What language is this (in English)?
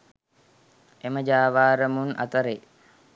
Sinhala